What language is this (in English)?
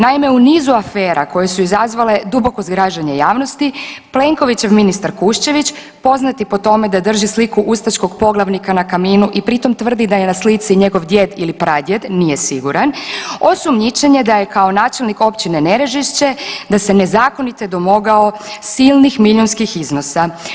Croatian